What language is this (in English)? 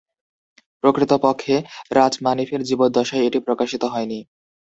Bangla